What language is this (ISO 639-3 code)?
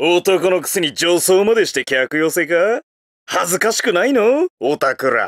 jpn